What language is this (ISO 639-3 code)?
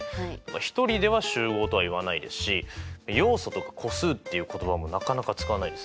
jpn